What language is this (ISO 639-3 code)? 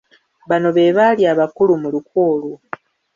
lug